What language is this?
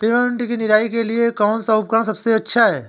Hindi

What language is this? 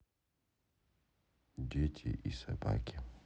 Russian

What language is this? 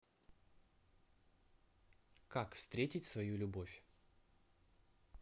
Russian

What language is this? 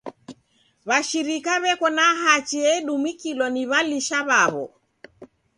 Taita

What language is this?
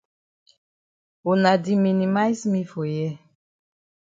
Cameroon Pidgin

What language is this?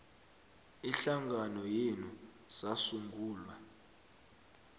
South Ndebele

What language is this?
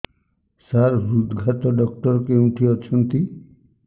Odia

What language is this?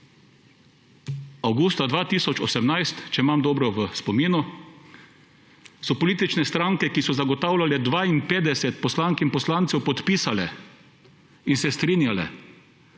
Slovenian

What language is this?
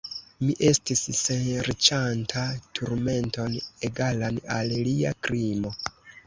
Esperanto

